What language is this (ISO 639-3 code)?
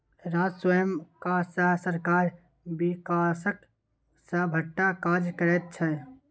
mai